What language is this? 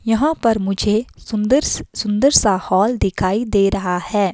Hindi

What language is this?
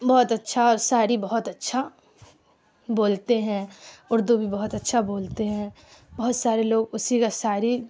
Urdu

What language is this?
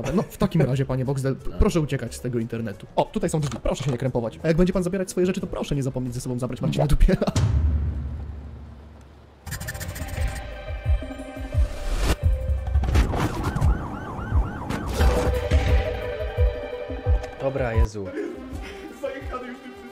Polish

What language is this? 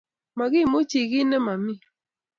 Kalenjin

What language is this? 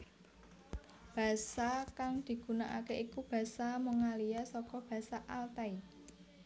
Javanese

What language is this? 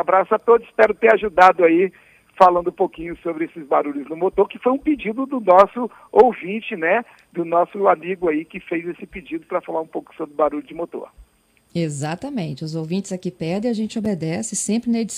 Portuguese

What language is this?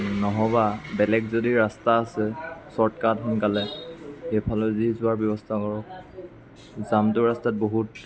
Assamese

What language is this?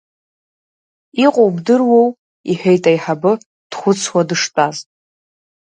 Abkhazian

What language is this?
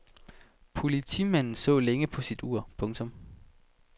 Danish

